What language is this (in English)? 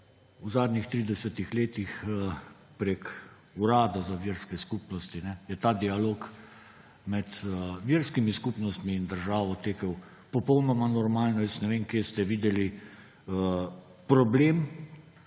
Slovenian